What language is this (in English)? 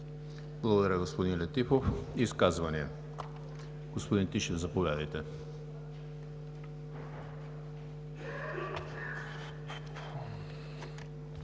Bulgarian